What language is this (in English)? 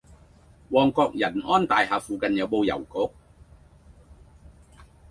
Cantonese